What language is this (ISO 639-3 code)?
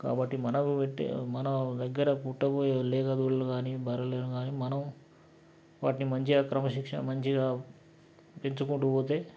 tel